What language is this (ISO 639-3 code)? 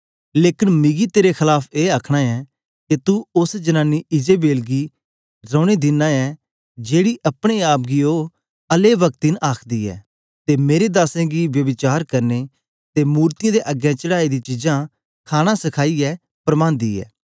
doi